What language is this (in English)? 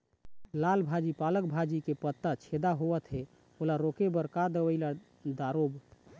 Chhattisgarhi